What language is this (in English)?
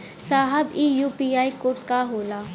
Bhojpuri